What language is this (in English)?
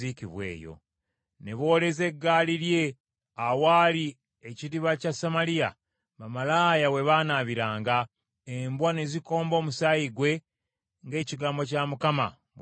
Ganda